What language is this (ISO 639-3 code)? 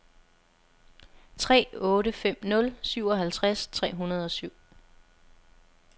dan